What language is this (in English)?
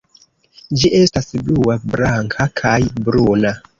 Esperanto